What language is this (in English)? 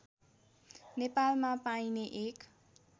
Nepali